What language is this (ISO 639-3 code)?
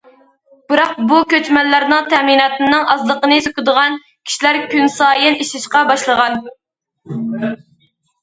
uig